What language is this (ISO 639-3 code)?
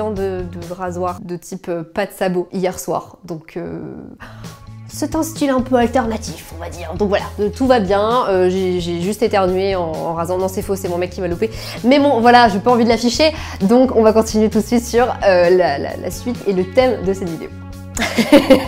fra